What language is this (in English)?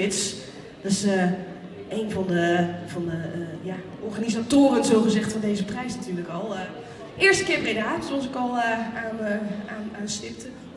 Dutch